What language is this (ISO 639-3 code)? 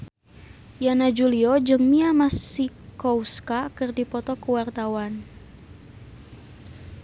sun